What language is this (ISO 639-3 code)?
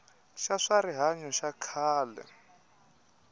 tso